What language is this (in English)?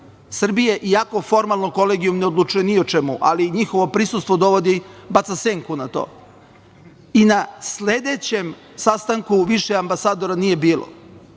Serbian